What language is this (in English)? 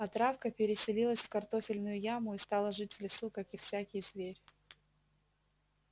Russian